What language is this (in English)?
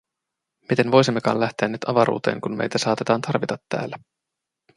Finnish